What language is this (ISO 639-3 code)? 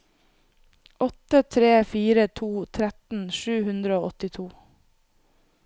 nor